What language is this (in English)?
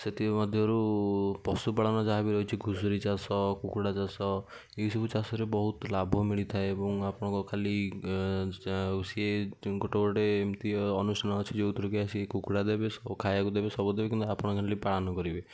Odia